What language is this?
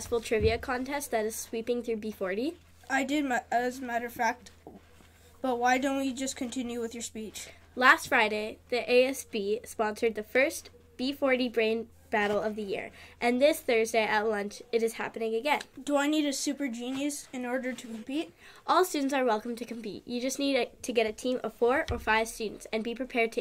English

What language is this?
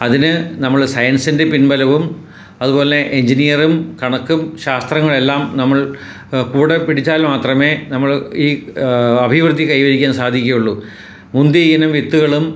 Malayalam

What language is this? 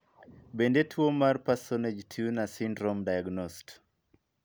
Luo (Kenya and Tanzania)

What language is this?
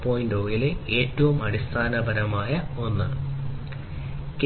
Malayalam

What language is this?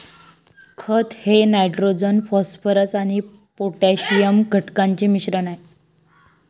Marathi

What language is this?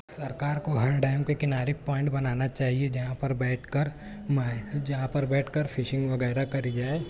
Urdu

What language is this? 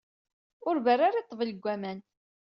Kabyle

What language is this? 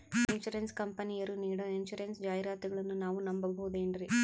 Kannada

